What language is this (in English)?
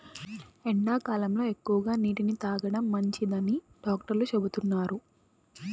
Telugu